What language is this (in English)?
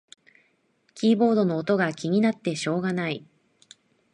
Japanese